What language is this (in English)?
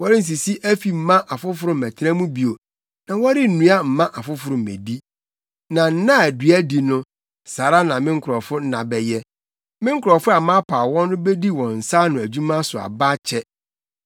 Akan